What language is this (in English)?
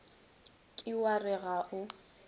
Northern Sotho